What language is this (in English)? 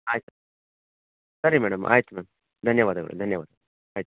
Kannada